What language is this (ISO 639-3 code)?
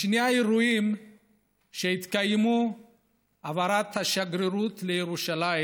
heb